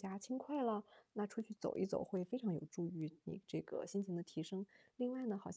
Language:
Chinese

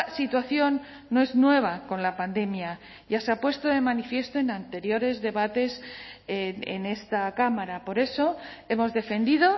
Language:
Spanish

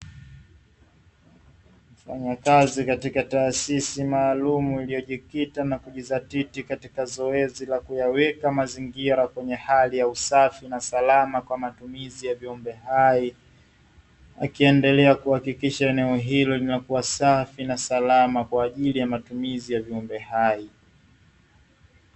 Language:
Swahili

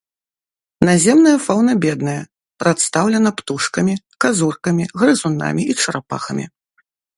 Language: Belarusian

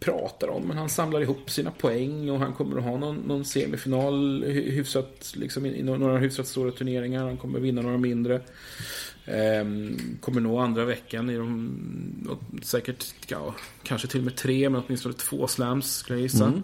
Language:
Swedish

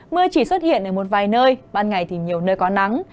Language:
Vietnamese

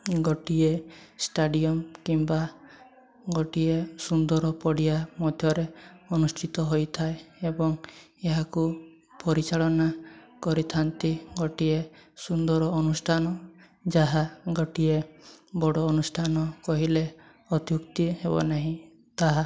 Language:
Odia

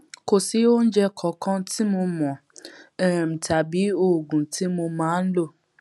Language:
Yoruba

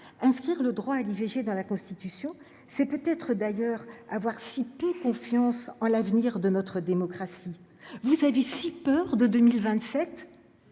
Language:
French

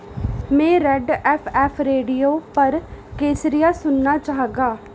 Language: Dogri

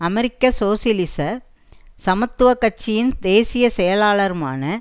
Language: Tamil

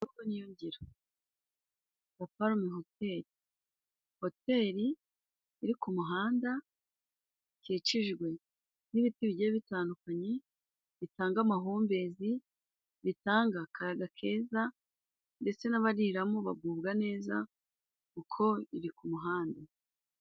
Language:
Kinyarwanda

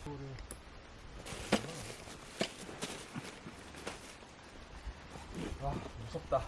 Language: Korean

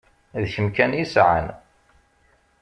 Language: Kabyle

